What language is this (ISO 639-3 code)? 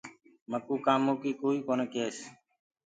ggg